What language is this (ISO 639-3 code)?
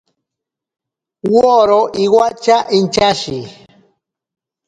prq